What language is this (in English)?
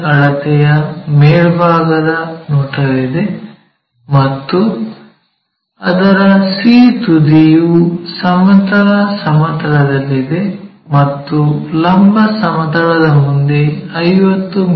Kannada